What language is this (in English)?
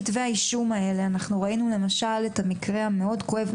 Hebrew